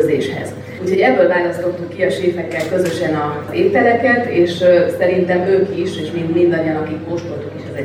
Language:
Hungarian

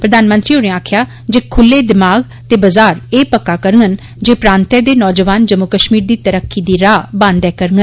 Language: Dogri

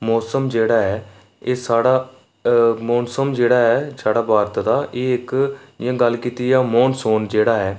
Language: Dogri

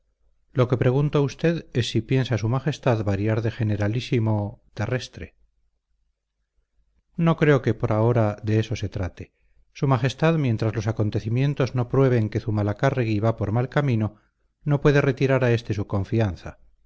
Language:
Spanish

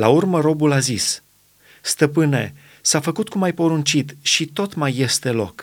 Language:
Romanian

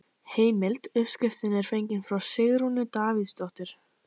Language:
Icelandic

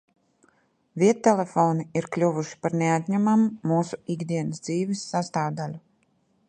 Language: Latvian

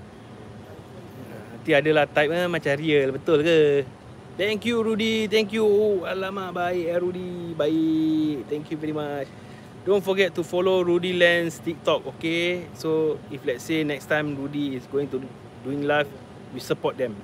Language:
Malay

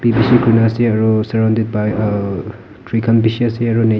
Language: Naga Pidgin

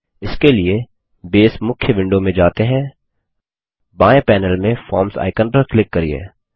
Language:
Hindi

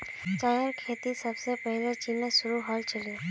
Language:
Magahi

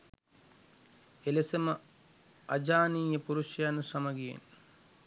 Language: Sinhala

